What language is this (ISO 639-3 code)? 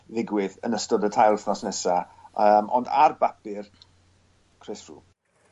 cym